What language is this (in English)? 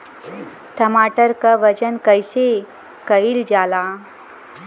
Bhojpuri